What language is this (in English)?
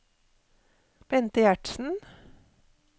Norwegian